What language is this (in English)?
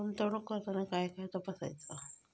Marathi